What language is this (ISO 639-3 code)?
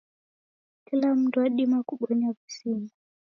dav